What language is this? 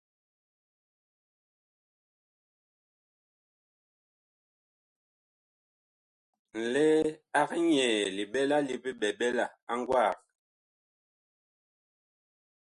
Bakoko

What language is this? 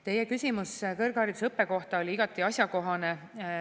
Estonian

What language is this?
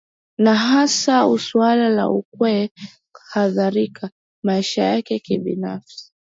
Swahili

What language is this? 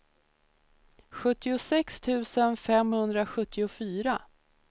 Swedish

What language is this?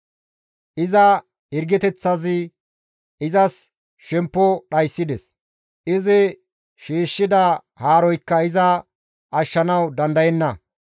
Gamo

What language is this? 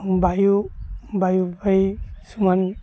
Odia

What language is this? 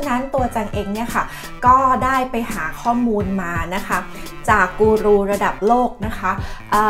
Thai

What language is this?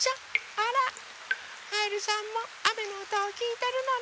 Japanese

